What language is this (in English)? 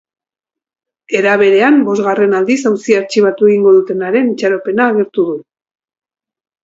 Basque